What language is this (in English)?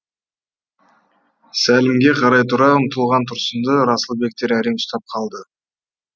Kazakh